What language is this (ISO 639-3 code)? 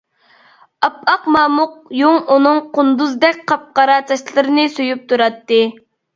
uig